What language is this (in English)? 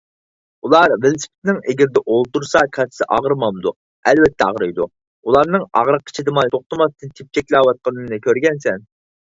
Uyghur